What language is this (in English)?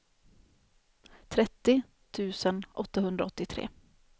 Swedish